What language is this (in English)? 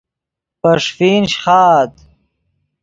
Yidgha